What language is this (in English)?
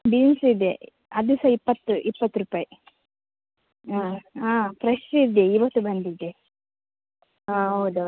Kannada